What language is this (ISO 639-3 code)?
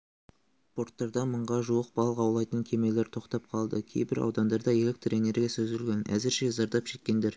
kaz